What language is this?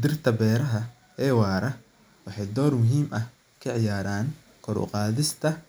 Somali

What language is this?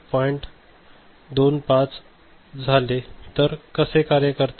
Marathi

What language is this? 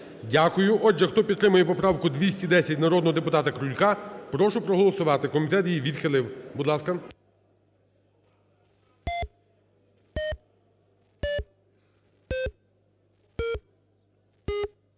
Ukrainian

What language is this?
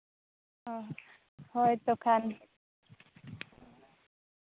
Santali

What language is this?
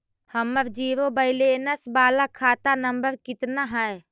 Magahi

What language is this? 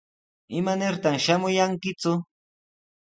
Sihuas Ancash Quechua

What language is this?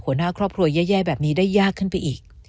Thai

